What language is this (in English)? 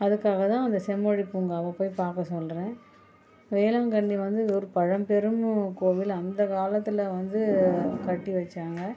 Tamil